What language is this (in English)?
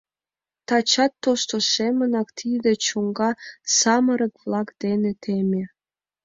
Mari